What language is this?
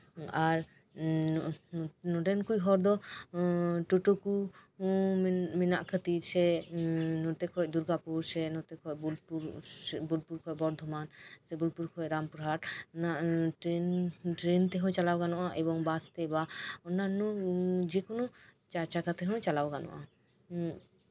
Santali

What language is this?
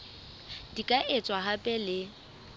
Southern Sotho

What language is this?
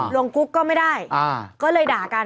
Thai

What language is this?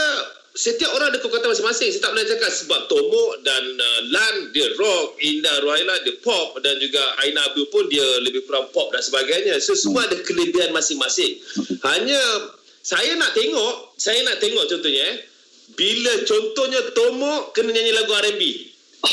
Malay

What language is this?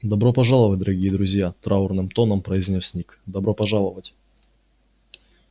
Russian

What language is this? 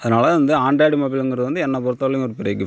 Tamil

